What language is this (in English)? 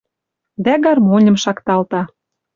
Western Mari